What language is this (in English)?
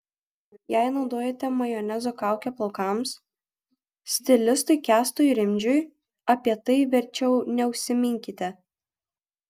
Lithuanian